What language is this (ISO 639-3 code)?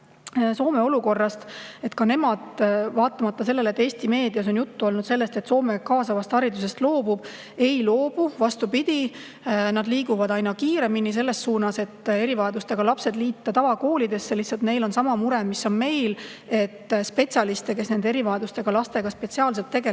est